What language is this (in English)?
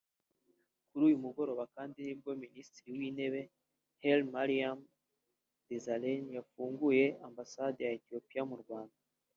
Kinyarwanda